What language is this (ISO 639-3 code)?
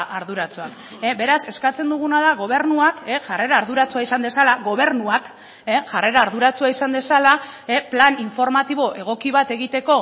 eus